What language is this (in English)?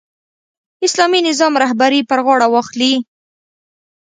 Pashto